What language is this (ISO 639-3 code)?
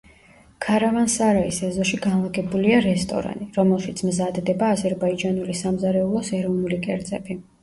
kat